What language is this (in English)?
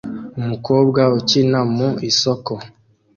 Kinyarwanda